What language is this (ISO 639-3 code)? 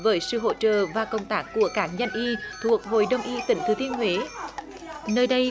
vie